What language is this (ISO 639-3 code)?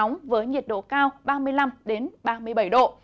vie